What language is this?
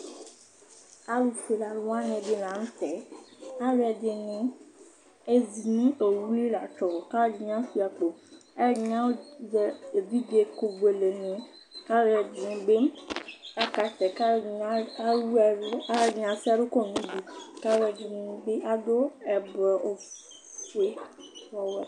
Ikposo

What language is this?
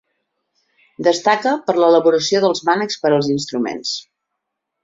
Catalan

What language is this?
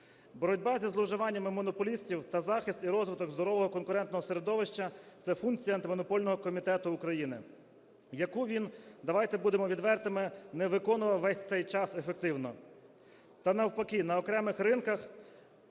Ukrainian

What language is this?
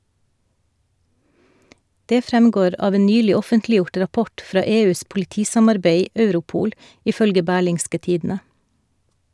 Norwegian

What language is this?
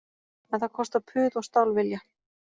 Icelandic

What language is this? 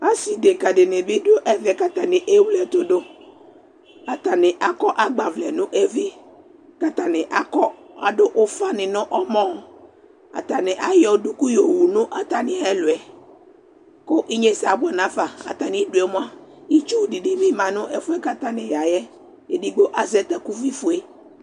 Ikposo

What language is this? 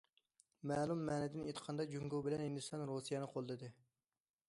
Uyghur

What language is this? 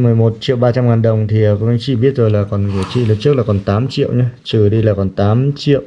Vietnamese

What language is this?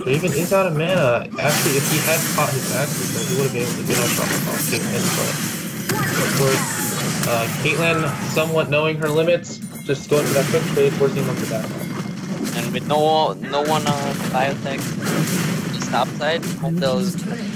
English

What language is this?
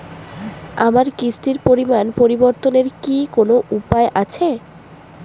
Bangla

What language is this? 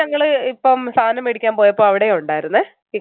Malayalam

